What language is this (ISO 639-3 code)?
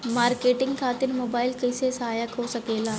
bho